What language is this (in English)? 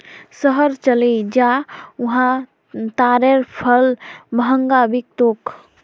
Magahi